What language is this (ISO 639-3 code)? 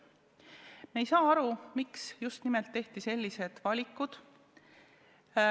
est